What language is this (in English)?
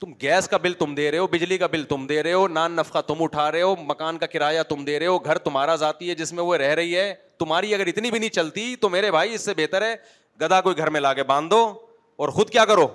Urdu